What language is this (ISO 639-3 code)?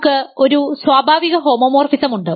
mal